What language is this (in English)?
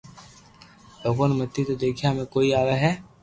Loarki